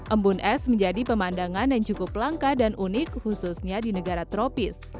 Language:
Indonesian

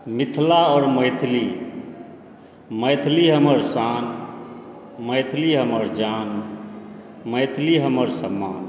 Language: Maithili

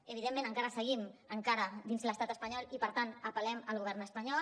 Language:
Catalan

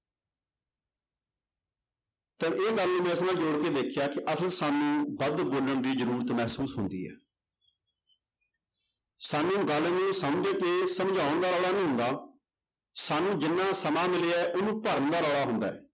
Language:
Punjabi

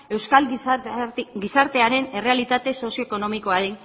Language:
Basque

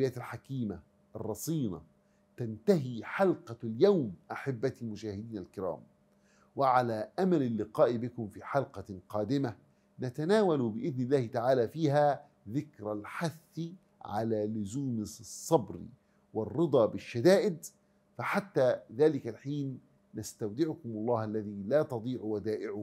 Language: Arabic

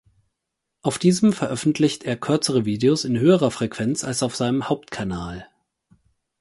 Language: German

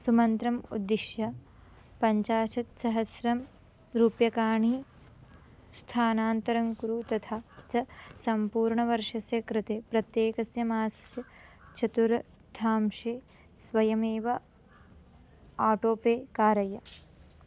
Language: Sanskrit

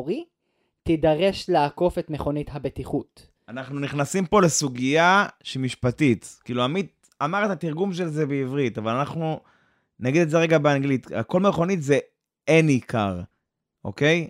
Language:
Hebrew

